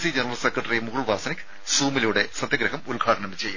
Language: Malayalam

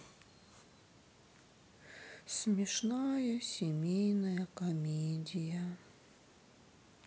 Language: Russian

